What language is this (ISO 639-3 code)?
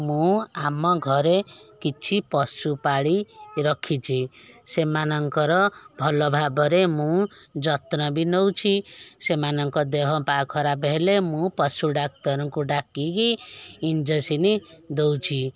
ori